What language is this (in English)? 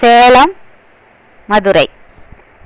Tamil